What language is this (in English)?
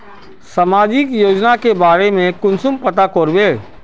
Magahi